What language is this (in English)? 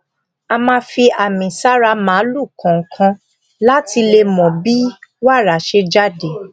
Yoruba